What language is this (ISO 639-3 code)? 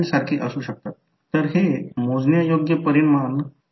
mar